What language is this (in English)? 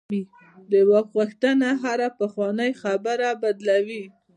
Pashto